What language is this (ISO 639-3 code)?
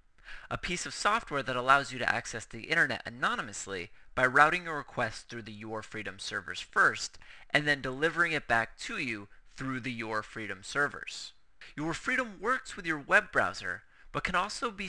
eng